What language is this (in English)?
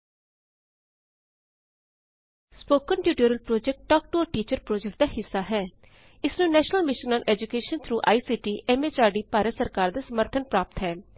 Punjabi